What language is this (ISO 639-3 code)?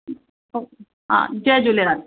snd